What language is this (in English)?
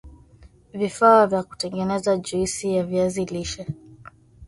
Swahili